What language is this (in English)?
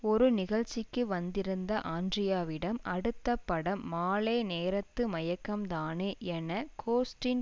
Tamil